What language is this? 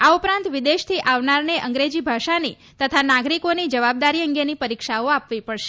Gujarati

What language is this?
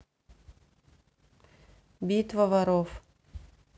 Russian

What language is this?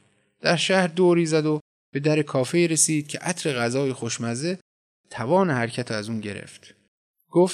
Persian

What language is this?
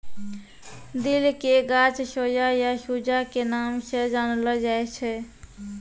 Maithili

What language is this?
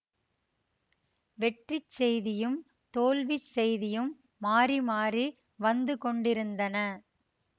Tamil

